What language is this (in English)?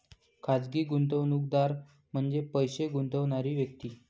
Marathi